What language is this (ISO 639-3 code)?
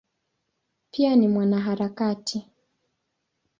swa